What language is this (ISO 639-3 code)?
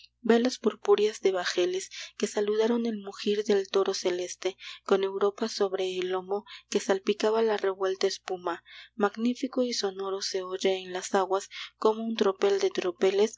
spa